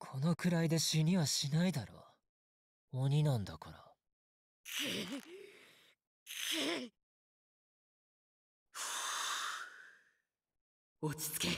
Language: Japanese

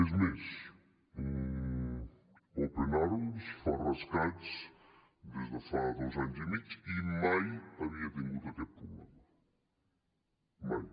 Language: Catalan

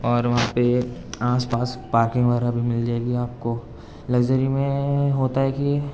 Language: Urdu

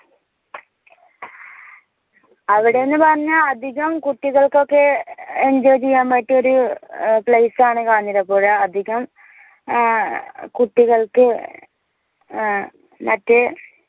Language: Malayalam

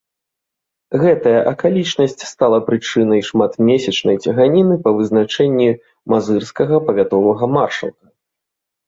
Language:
Belarusian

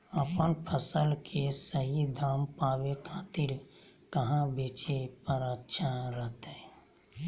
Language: Magahi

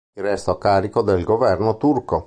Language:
Italian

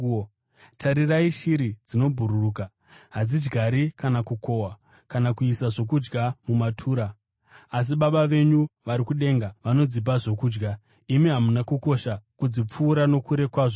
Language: Shona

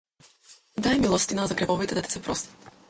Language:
Macedonian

